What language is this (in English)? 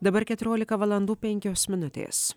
Lithuanian